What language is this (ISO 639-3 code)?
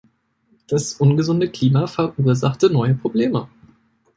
deu